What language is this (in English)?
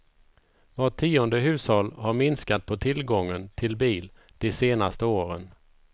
Swedish